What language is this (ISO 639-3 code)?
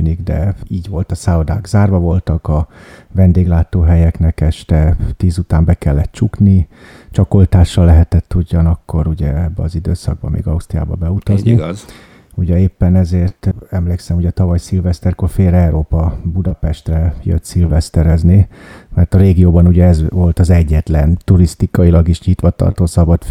hun